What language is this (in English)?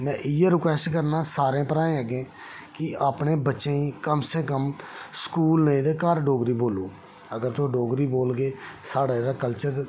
Dogri